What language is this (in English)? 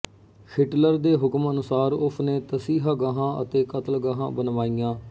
Punjabi